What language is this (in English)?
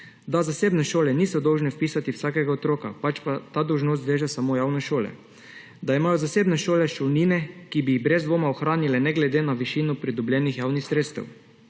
Slovenian